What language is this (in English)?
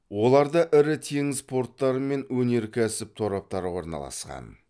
Kazakh